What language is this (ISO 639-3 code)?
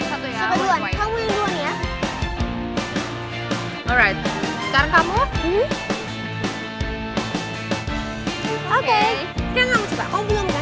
ind